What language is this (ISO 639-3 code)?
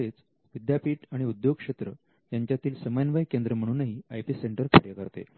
mar